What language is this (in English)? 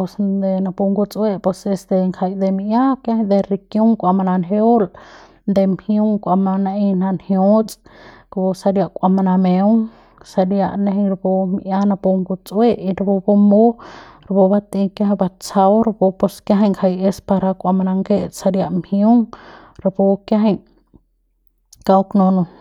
Central Pame